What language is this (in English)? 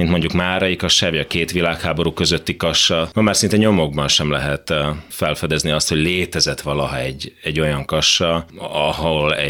Hungarian